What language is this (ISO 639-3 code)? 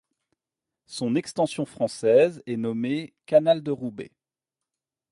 fra